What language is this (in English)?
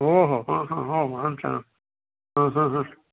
Sanskrit